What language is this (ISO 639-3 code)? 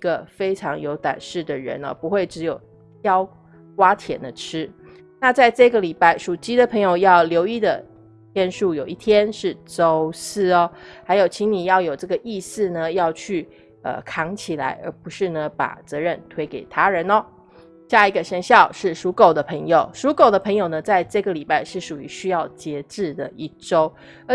zho